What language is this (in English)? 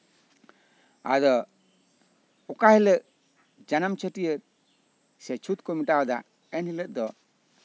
Santali